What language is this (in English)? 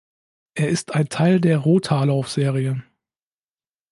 German